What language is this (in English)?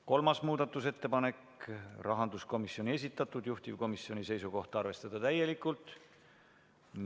Estonian